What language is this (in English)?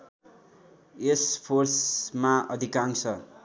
Nepali